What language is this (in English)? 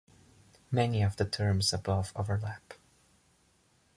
English